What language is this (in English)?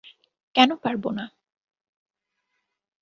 Bangla